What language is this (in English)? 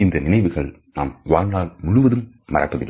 Tamil